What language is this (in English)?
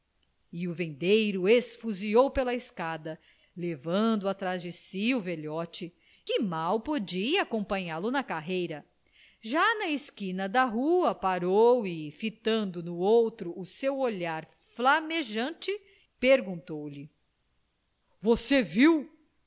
Portuguese